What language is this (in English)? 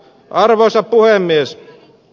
Finnish